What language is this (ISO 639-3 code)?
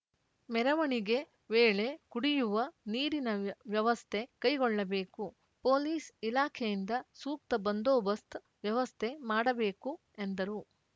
kan